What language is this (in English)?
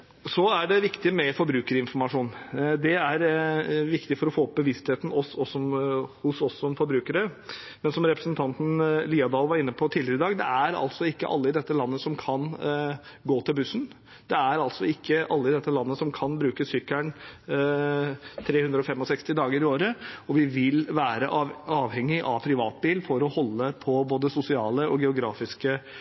Norwegian Bokmål